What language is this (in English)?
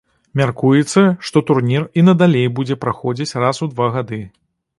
Belarusian